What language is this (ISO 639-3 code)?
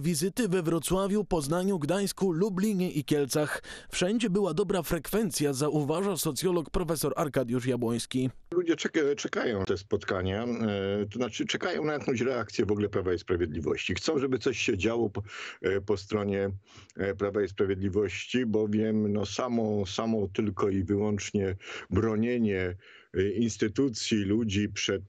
pol